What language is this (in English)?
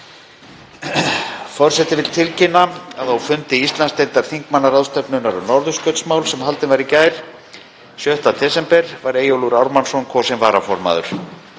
Icelandic